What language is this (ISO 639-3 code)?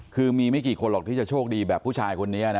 tha